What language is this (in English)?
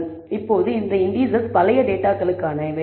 Tamil